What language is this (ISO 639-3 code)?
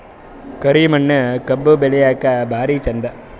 kan